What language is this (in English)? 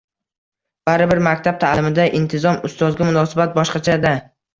Uzbek